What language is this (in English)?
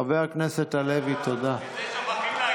Hebrew